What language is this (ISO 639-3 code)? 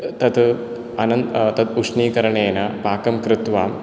san